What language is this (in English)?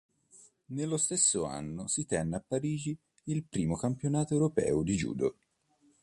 Italian